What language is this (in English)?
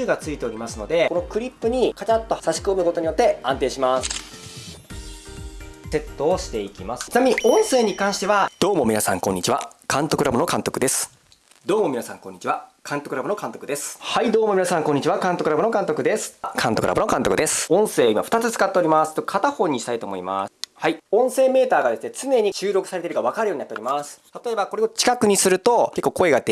Japanese